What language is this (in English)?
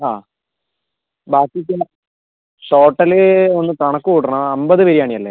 Malayalam